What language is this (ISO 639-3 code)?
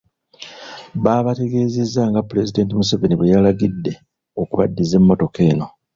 lug